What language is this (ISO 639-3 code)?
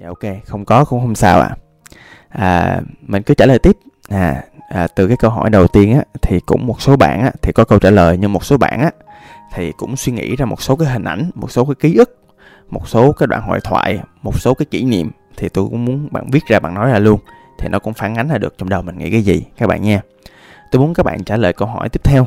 vie